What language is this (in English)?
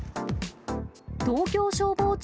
Japanese